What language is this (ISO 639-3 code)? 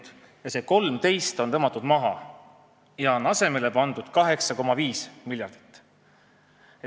est